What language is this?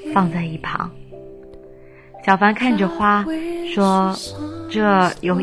Chinese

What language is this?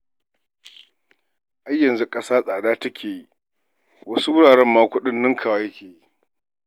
Hausa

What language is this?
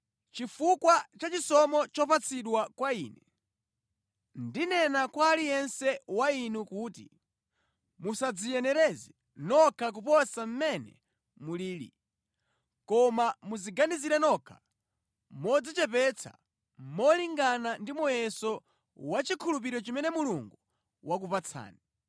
Nyanja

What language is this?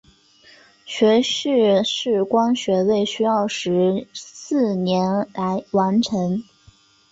Chinese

